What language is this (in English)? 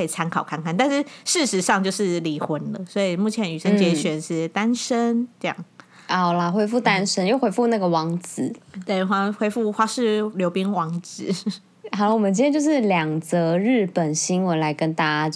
Chinese